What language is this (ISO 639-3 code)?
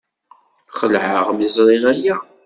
kab